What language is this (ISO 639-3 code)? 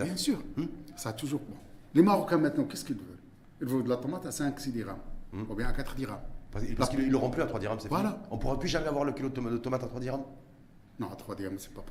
fra